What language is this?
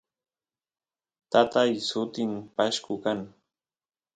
Santiago del Estero Quichua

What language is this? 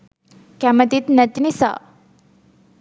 Sinhala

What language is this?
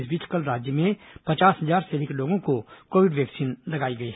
Hindi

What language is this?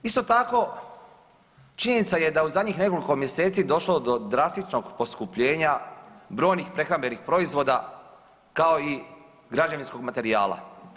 Croatian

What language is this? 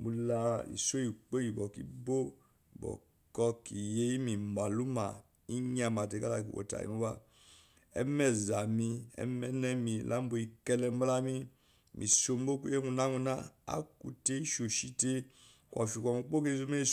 Eloyi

